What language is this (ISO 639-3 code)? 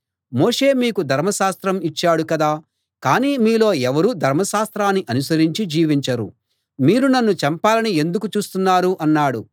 tel